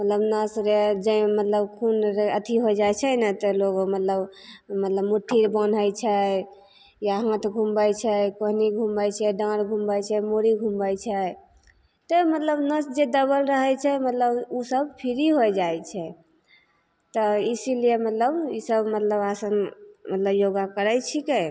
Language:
Maithili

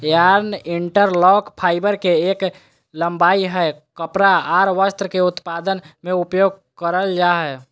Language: Magahi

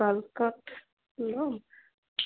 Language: Assamese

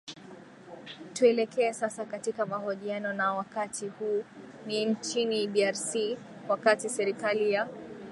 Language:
Swahili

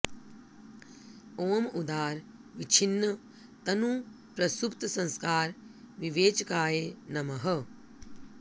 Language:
Sanskrit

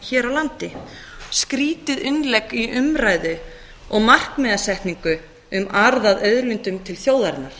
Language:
Icelandic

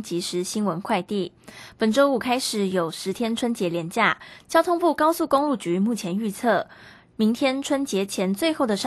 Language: Chinese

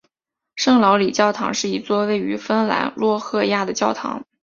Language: Chinese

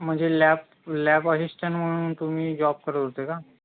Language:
Marathi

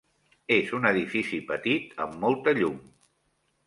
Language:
Catalan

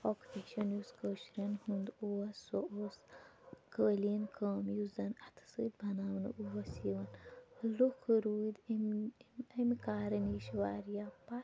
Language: Kashmiri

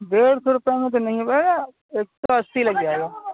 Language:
Urdu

